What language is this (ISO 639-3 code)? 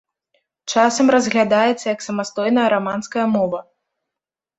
bel